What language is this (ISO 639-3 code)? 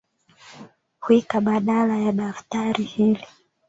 swa